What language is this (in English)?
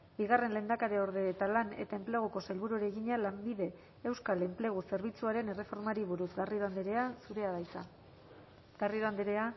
Basque